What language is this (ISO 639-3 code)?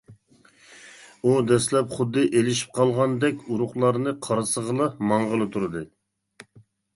uig